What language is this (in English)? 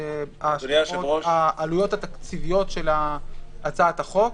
Hebrew